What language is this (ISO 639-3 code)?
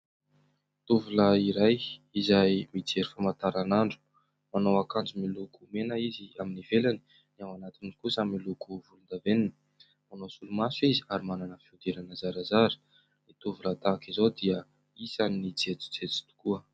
mlg